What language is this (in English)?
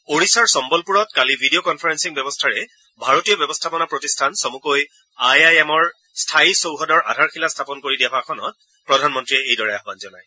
Assamese